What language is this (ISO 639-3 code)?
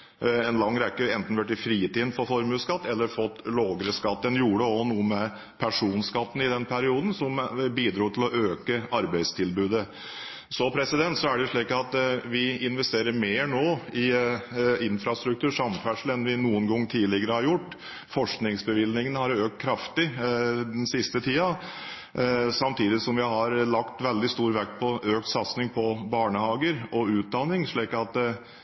nob